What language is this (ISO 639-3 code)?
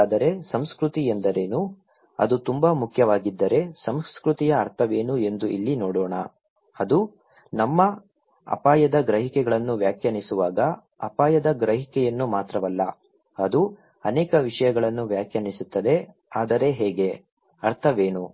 kan